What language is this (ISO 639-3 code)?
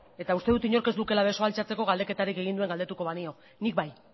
eus